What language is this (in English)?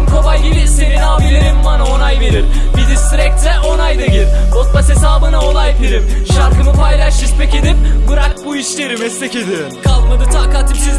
Turkish